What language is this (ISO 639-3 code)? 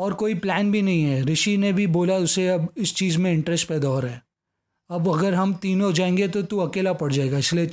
hin